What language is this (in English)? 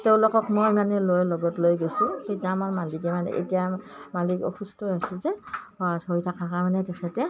Assamese